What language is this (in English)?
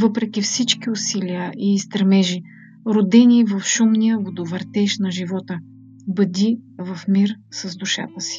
Bulgarian